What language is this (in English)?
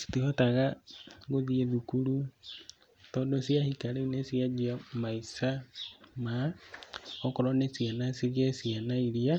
Kikuyu